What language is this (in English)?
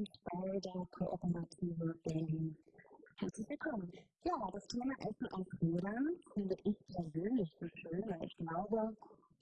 German